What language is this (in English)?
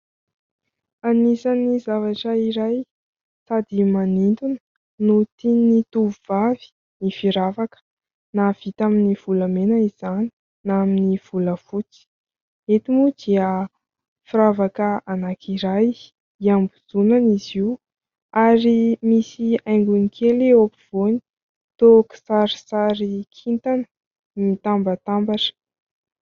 Malagasy